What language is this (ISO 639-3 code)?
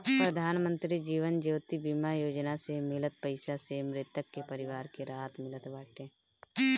bho